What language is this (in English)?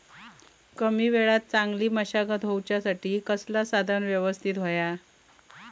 Marathi